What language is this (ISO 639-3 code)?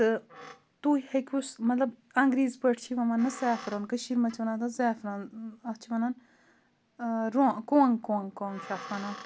kas